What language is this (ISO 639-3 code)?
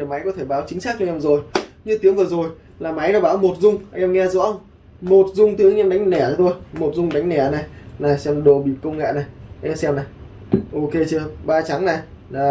vie